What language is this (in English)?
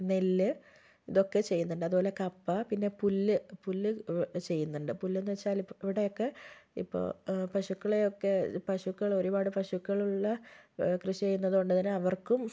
Malayalam